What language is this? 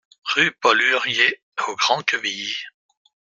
French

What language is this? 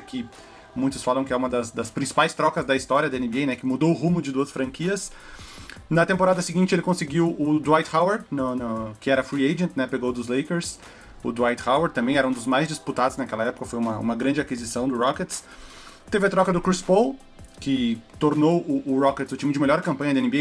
Portuguese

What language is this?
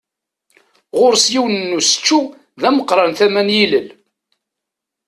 Kabyle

